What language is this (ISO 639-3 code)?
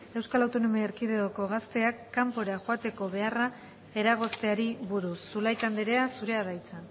eus